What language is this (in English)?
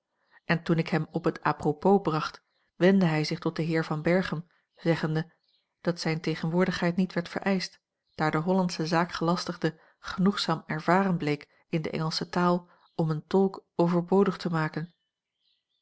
Dutch